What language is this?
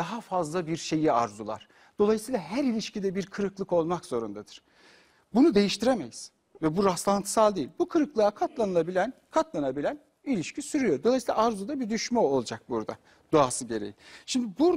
Turkish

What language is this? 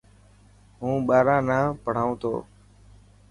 Dhatki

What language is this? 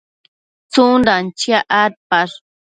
Matsés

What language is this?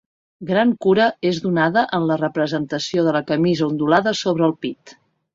Catalan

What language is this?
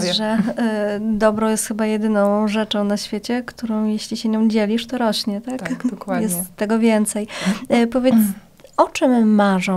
Polish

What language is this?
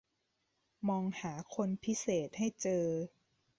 Thai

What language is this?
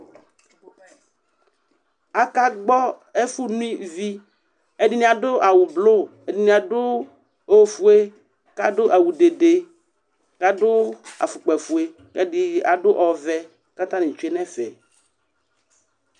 Ikposo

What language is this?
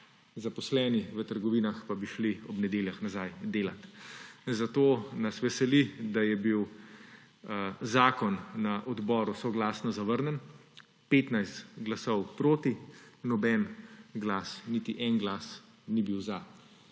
Slovenian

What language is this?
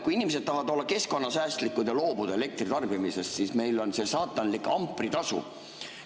Estonian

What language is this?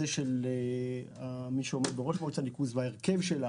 Hebrew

